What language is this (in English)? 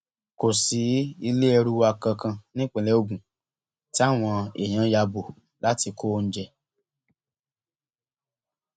Yoruba